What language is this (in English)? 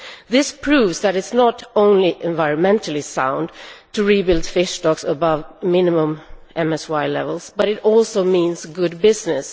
English